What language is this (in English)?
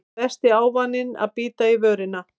Icelandic